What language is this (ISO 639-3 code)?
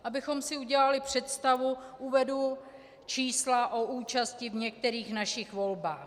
ces